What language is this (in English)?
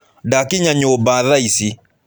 Kikuyu